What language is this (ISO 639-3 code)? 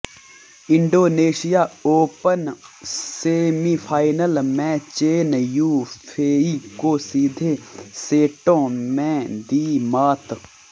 hin